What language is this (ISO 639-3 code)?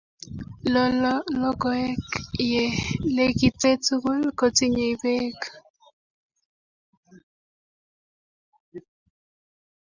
kln